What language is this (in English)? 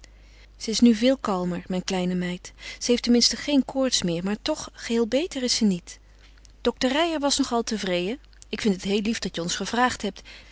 Dutch